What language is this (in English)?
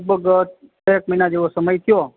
Gujarati